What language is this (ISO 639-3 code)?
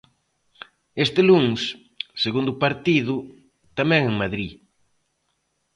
glg